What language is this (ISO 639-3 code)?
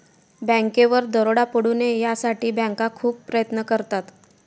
mar